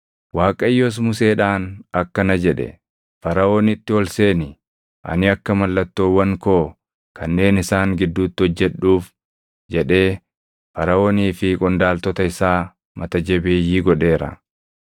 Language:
Oromo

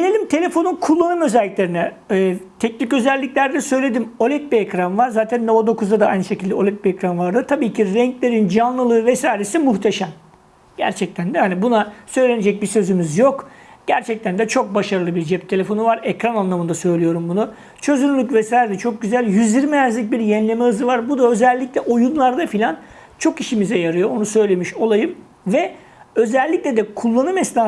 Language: Turkish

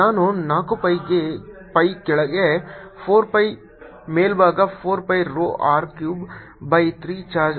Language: Kannada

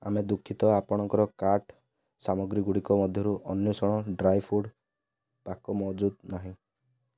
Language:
Odia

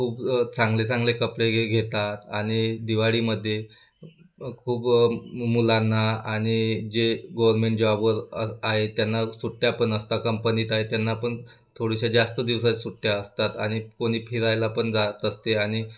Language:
Marathi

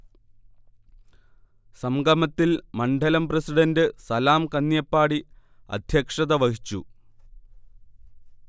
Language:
Malayalam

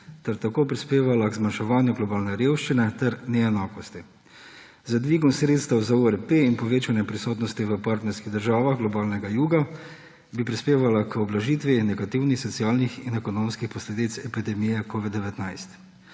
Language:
Slovenian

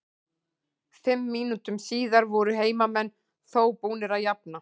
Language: Icelandic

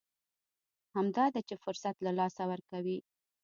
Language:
Pashto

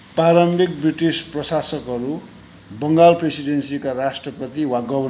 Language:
Nepali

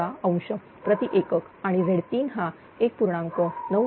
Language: Marathi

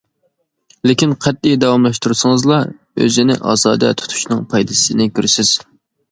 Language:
Uyghur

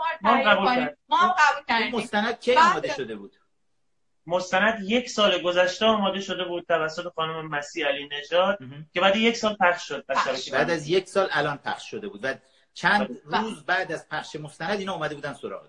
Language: Persian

